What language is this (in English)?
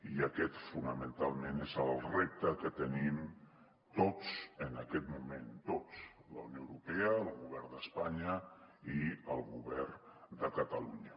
Catalan